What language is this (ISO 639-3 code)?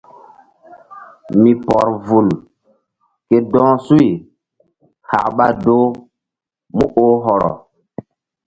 mdd